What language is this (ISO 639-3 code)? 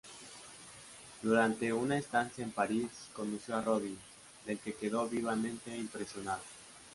spa